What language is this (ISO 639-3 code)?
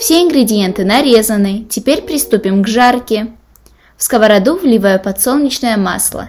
rus